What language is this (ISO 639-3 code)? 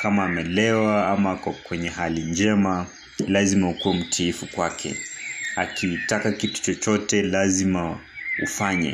swa